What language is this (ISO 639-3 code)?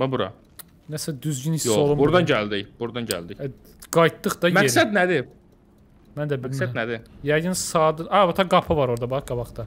tur